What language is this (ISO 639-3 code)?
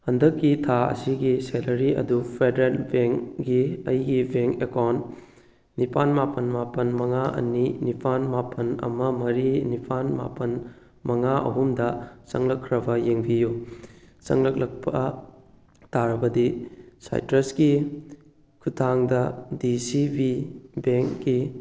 mni